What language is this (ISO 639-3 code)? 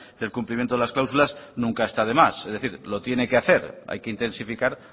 spa